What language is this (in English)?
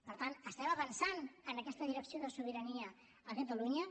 Catalan